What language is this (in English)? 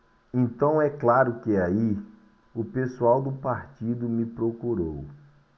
Portuguese